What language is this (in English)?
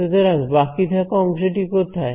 Bangla